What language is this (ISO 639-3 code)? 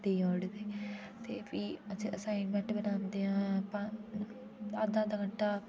doi